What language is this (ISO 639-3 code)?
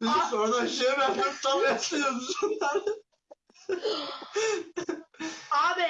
tur